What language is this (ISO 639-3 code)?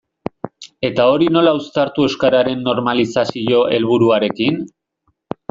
eus